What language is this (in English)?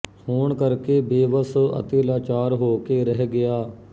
Punjabi